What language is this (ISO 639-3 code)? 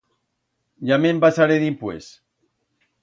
arg